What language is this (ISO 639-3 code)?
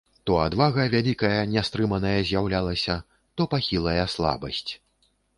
bel